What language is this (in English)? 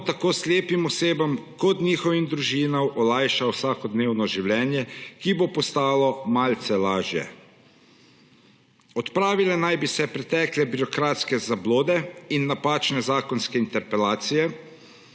Slovenian